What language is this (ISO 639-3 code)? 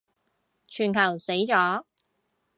yue